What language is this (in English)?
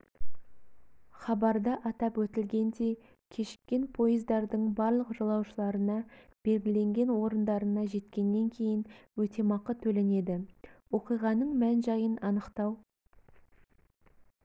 Kazakh